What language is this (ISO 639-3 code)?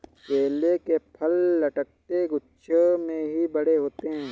hin